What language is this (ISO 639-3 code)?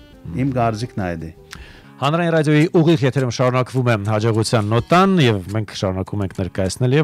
tur